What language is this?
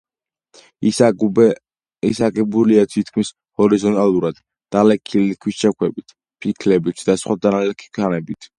Georgian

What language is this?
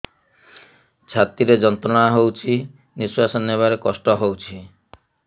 Odia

